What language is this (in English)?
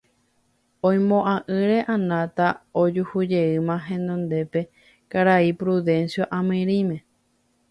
Guarani